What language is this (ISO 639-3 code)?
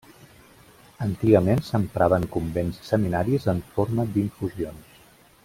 cat